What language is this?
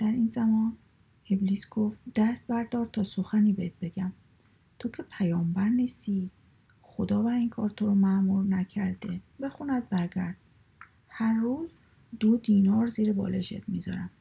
Persian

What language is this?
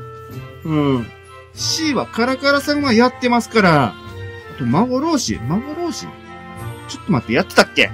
Japanese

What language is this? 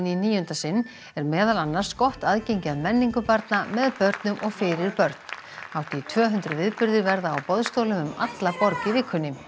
Icelandic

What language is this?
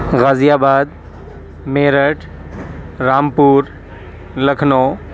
Urdu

